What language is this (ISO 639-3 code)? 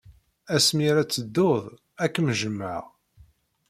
kab